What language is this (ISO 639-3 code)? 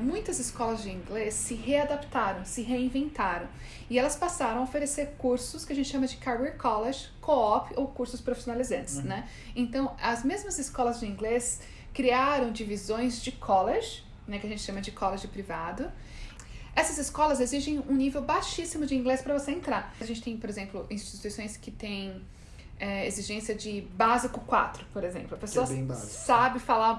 por